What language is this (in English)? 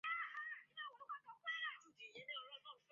Chinese